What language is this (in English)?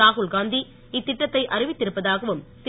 Tamil